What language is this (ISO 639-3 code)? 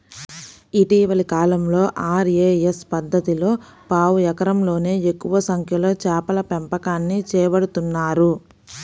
tel